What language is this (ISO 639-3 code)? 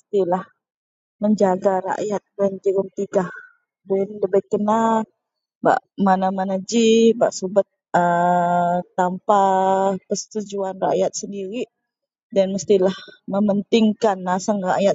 mel